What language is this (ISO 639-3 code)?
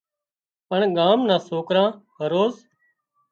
kxp